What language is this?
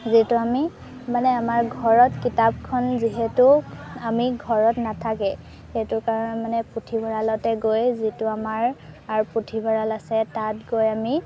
Assamese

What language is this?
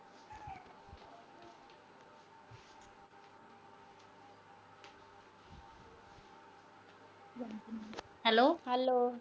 Punjabi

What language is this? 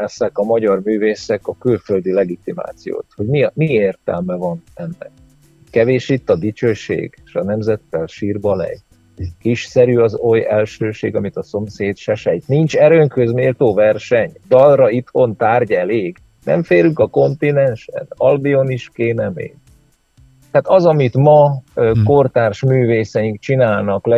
Hungarian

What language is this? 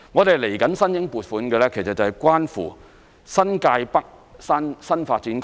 Cantonese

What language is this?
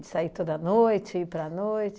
Portuguese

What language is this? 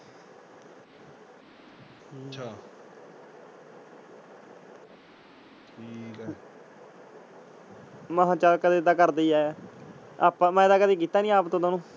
Punjabi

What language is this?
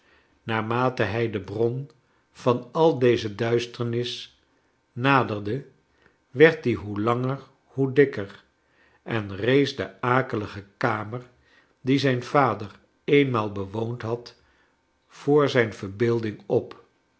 Dutch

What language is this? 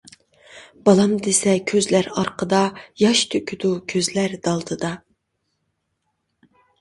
Uyghur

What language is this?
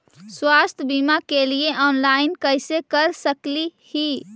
Magahi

